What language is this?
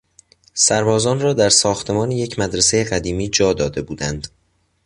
Persian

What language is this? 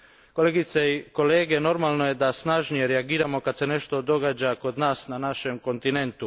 Croatian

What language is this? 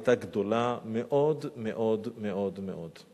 Hebrew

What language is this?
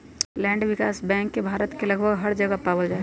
Magahi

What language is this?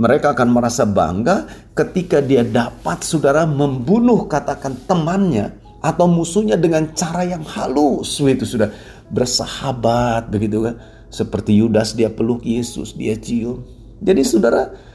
Indonesian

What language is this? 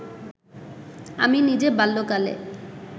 Bangla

